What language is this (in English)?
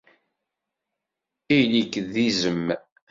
Kabyle